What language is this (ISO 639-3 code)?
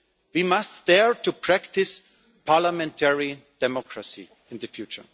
eng